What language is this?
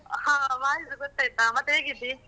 Kannada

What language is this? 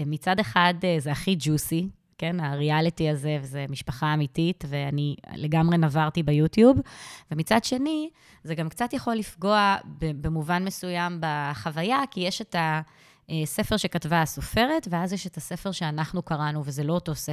Hebrew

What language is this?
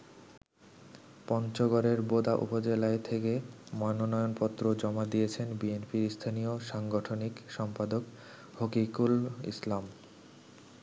Bangla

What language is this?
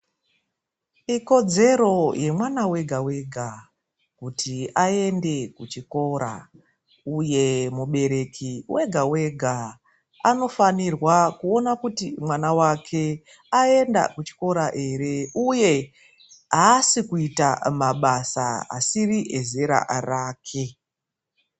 Ndau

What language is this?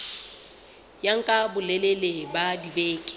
Southern Sotho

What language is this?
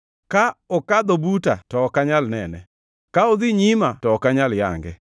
Luo (Kenya and Tanzania)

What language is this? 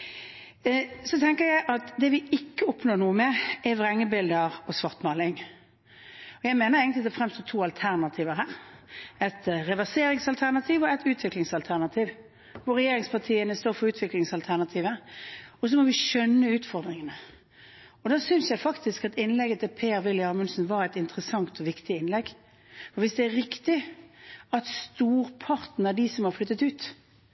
Norwegian Bokmål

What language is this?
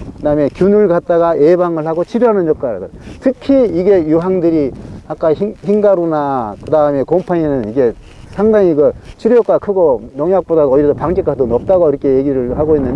Korean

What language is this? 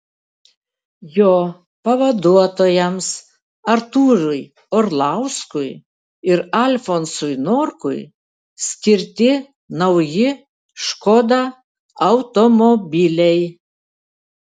Lithuanian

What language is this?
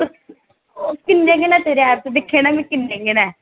Dogri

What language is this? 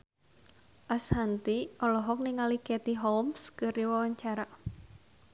Sundanese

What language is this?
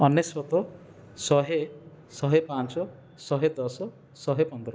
Odia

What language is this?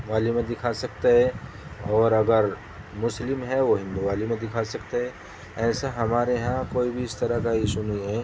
Urdu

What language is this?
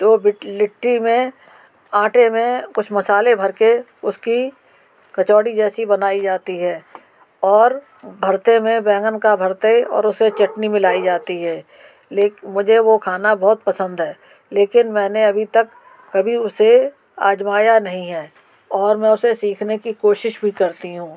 Hindi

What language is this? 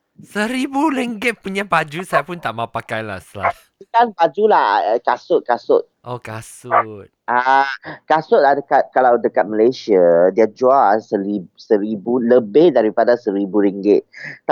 Malay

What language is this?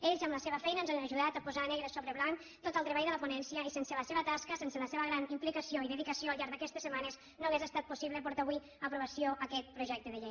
Catalan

